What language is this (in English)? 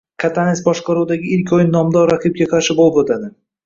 Uzbek